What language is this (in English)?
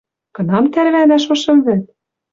Western Mari